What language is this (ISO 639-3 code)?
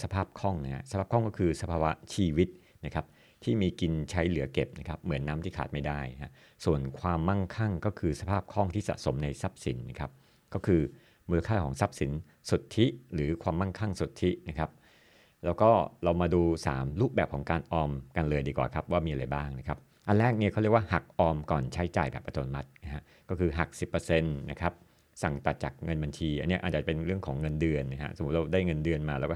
tha